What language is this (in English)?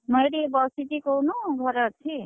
Odia